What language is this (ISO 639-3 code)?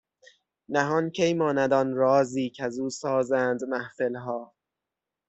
fas